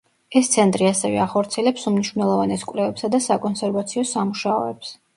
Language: Georgian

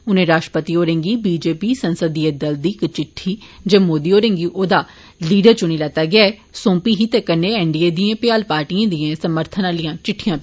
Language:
Dogri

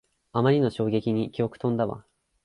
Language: Japanese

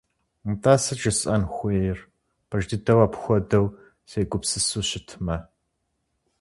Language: Kabardian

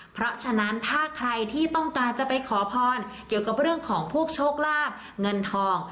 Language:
Thai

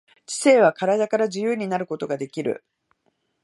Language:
Japanese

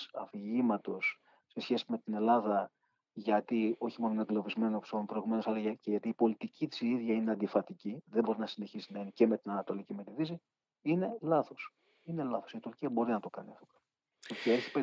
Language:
Greek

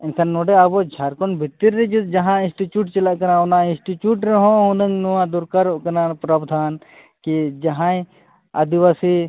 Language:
Santali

